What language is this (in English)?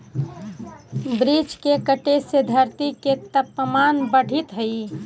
Magahi